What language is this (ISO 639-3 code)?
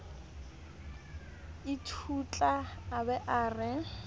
sot